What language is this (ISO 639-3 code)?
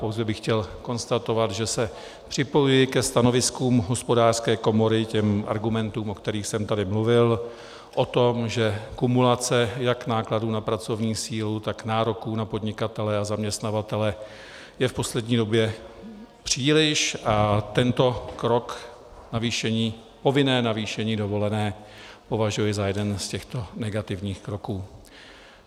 ces